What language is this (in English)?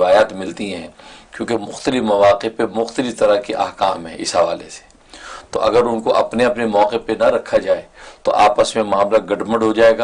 Urdu